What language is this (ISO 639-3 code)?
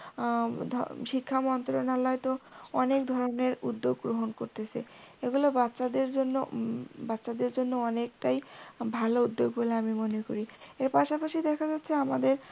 ben